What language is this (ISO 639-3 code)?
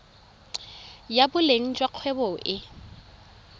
tsn